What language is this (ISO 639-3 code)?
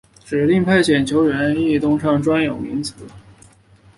zho